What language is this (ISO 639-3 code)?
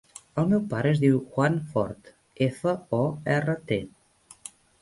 cat